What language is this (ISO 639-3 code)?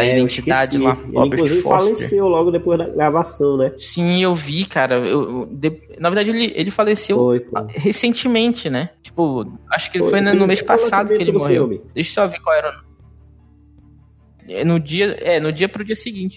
por